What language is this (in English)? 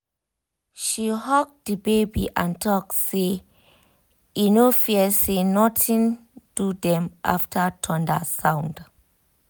Nigerian Pidgin